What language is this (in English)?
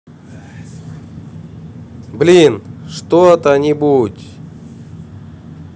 Russian